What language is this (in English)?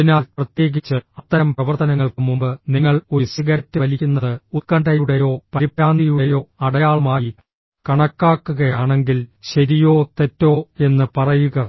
Malayalam